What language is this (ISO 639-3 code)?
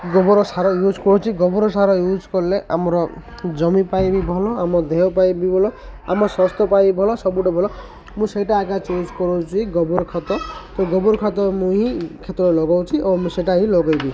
ori